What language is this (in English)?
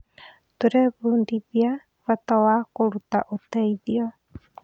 Kikuyu